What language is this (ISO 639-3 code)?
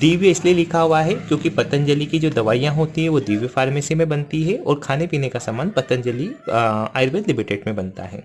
hin